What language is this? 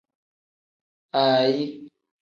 Tem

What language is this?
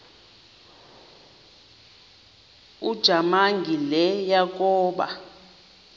Xhosa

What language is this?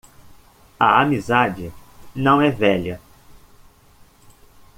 Portuguese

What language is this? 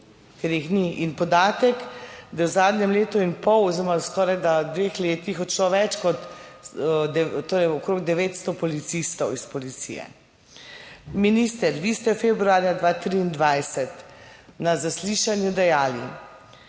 Slovenian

